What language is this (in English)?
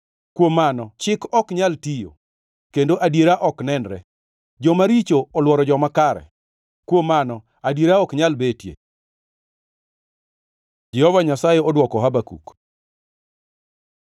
Luo (Kenya and Tanzania)